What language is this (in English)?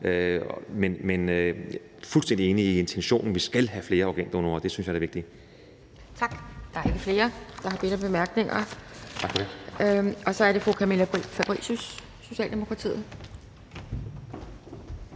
Danish